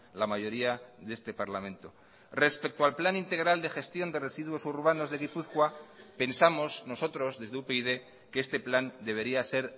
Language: Spanish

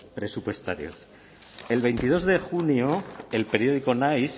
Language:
Spanish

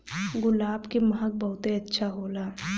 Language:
Bhojpuri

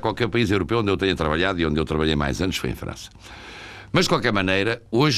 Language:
Portuguese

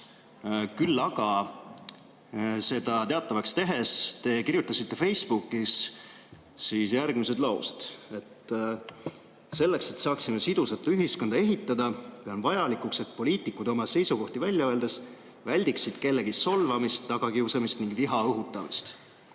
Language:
Estonian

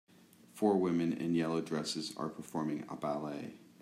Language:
English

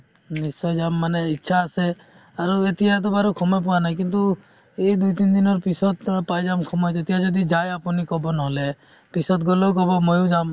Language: Assamese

